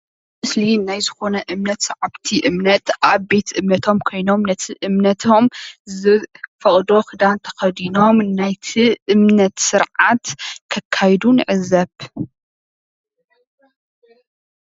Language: Tigrinya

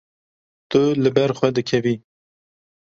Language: Kurdish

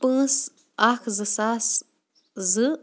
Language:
Kashmiri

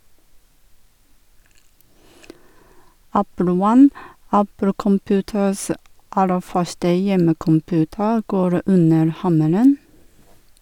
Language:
Norwegian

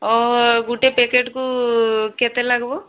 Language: Odia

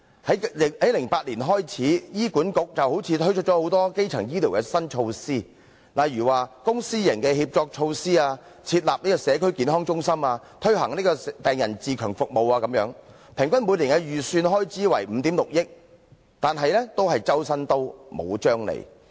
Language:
Cantonese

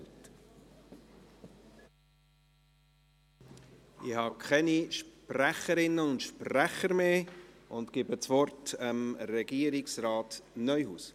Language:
Swiss German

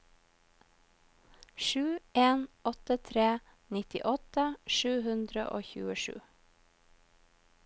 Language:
Norwegian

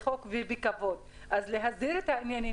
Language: Hebrew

